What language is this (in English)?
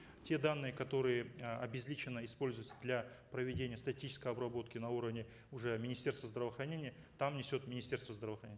Kazakh